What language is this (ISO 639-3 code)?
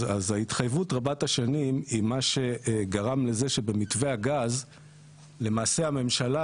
heb